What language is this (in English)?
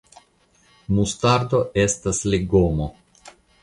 Esperanto